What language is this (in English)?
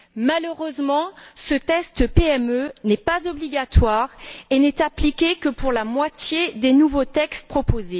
French